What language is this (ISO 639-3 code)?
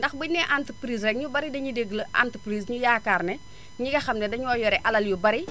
wol